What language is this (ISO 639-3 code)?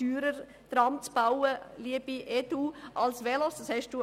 gsw